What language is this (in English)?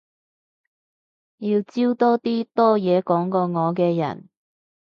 Cantonese